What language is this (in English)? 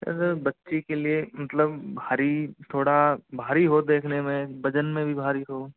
Hindi